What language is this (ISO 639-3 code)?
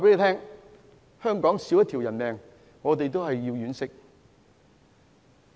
yue